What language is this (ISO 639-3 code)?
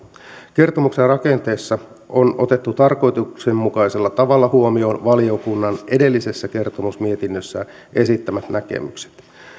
fin